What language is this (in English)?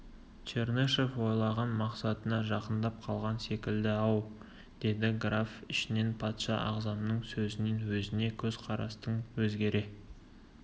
Kazakh